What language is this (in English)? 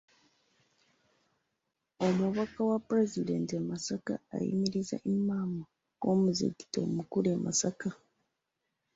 Ganda